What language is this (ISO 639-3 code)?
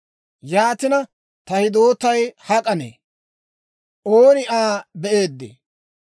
dwr